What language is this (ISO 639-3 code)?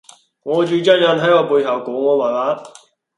yue